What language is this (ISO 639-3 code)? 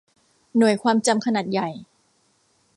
tha